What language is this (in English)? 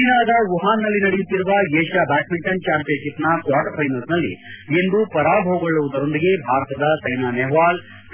Kannada